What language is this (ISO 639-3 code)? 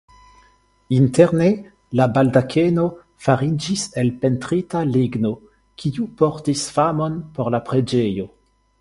epo